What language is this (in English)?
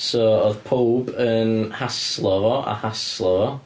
Welsh